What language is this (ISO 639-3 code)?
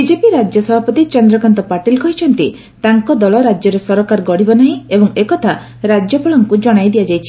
ori